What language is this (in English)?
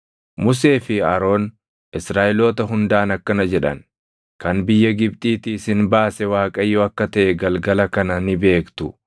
Oromo